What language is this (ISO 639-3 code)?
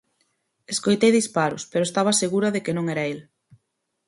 glg